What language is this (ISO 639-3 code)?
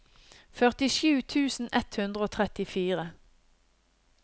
nor